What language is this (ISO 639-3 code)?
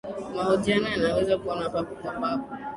swa